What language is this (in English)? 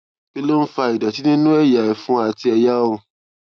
Yoruba